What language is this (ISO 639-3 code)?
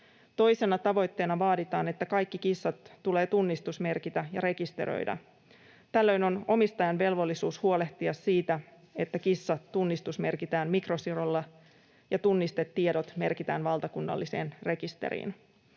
fin